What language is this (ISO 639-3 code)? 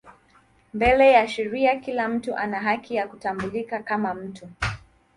swa